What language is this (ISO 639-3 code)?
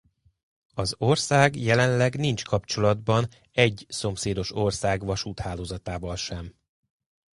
hun